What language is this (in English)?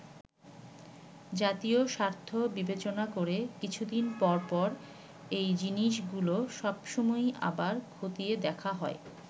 Bangla